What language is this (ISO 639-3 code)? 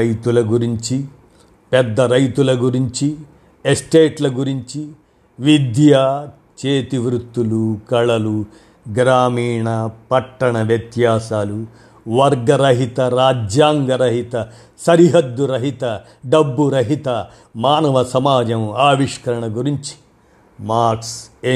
tel